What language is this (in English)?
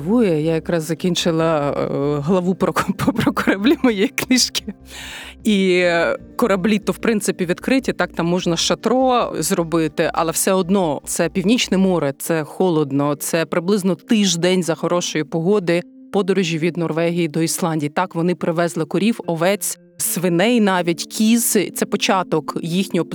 Ukrainian